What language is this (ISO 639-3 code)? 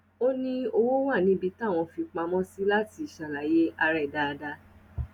yor